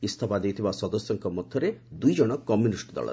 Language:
Odia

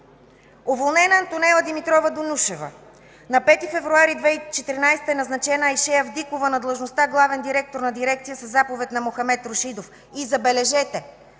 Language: Bulgarian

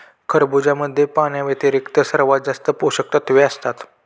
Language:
Marathi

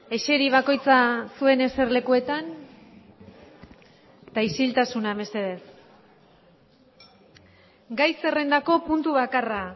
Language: Basque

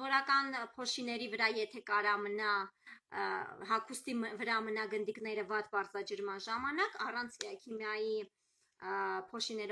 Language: Turkish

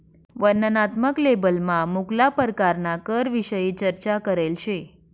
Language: Marathi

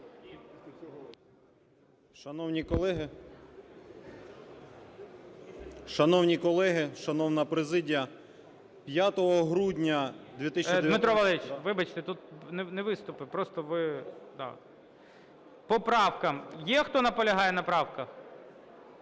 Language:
Ukrainian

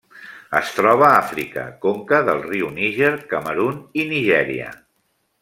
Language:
Catalan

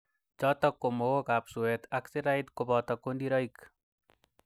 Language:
Kalenjin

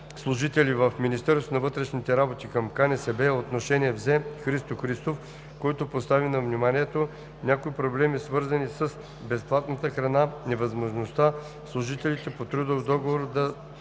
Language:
Bulgarian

